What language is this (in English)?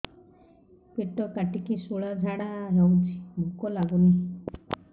Odia